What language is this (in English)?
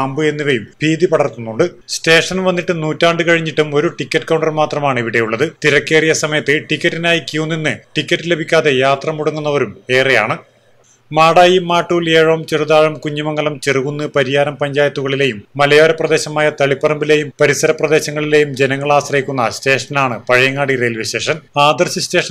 Malayalam